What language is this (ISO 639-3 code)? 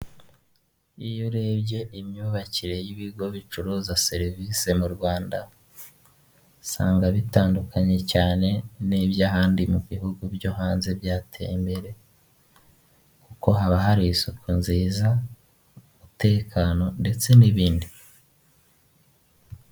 kin